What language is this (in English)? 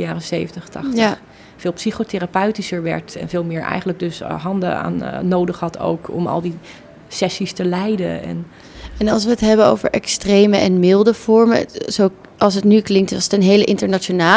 Dutch